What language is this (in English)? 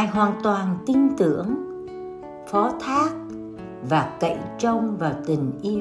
Vietnamese